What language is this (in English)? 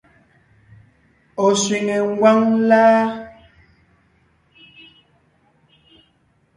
Ngiemboon